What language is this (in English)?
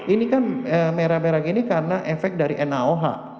Indonesian